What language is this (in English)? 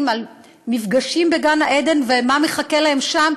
Hebrew